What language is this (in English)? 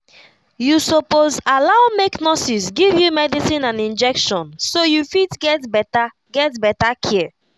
Nigerian Pidgin